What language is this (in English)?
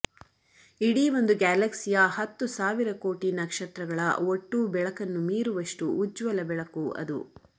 Kannada